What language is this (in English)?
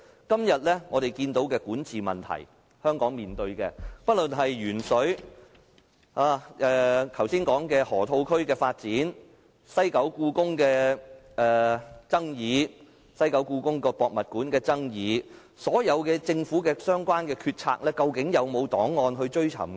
Cantonese